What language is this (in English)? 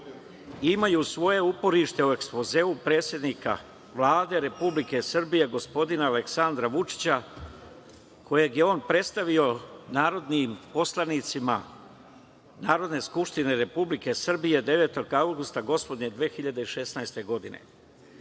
Serbian